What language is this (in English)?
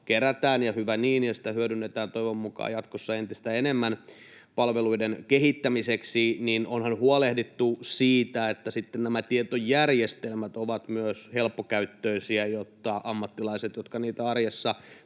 Finnish